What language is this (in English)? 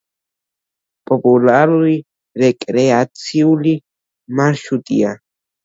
Georgian